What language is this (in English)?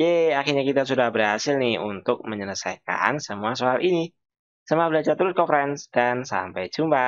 Indonesian